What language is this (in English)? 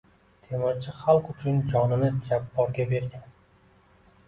Uzbek